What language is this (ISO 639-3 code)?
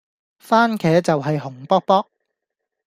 yue